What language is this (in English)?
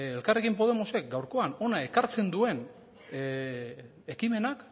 Basque